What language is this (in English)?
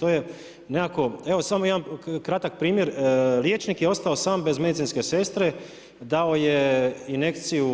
Croatian